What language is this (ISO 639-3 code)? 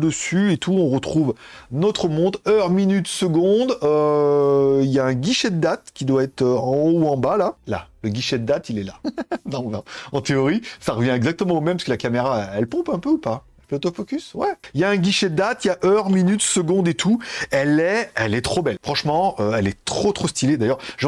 fra